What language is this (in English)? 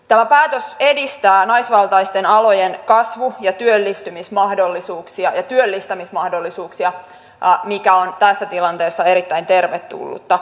Finnish